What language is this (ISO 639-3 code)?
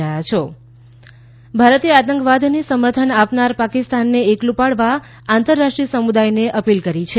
guj